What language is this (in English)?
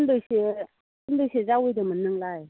Bodo